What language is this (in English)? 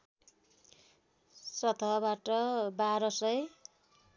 Nepali